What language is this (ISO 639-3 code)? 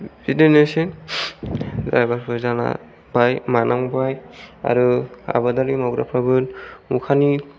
brx